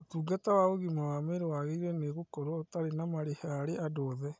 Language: Kikuyu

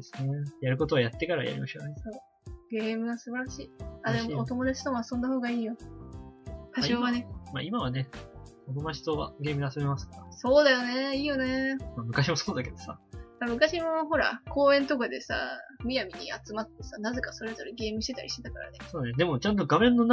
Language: Japanese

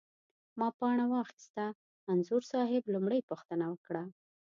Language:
Pashto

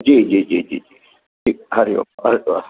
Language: Sindhi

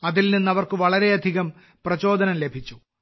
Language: Malayalam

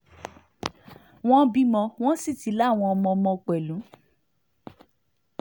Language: Yoruba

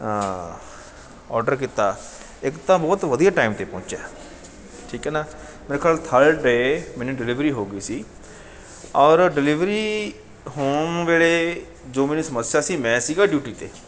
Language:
Punjabi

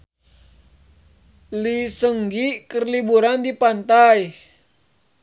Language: Sundanese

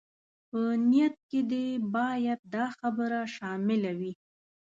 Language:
Pashto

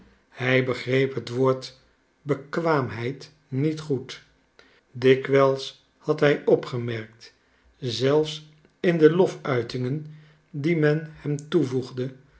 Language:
Dutch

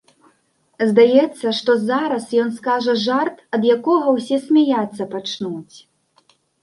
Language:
Belarusian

